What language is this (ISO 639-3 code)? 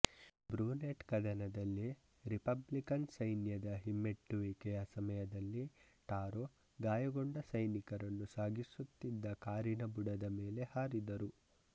kan